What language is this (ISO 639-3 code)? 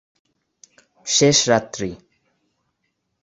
ben